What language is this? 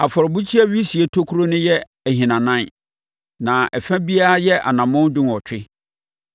Akan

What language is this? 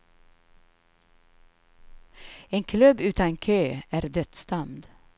Swedish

